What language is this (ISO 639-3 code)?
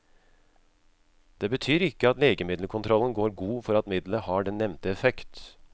nor